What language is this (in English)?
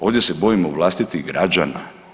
Croatian